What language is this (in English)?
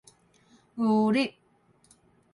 Min Nan Chinese